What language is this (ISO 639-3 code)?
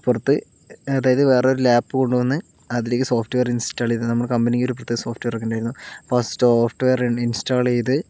mal